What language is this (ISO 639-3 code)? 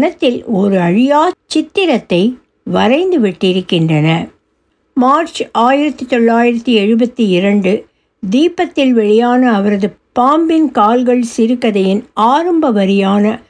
tam